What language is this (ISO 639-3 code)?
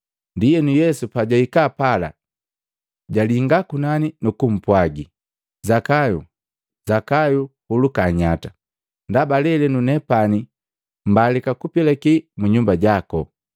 mgv